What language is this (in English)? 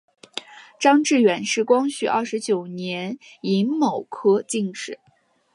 Chinese